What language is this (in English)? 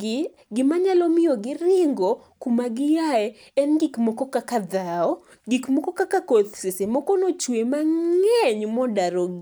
Luo (Kenya and Tanzania)